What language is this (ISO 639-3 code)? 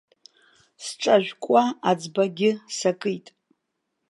abk